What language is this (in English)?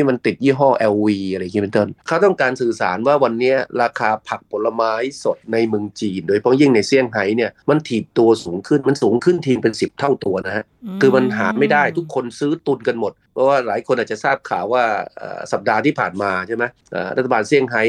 Thai